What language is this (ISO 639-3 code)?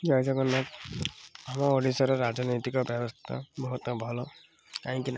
ori